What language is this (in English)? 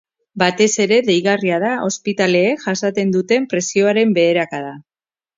Basque